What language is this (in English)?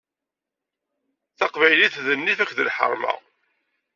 Kabyle